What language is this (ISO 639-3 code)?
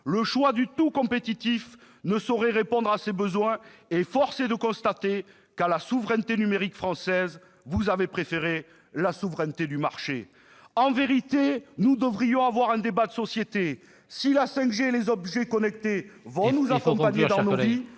fra